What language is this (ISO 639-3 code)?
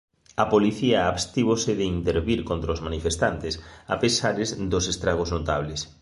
glg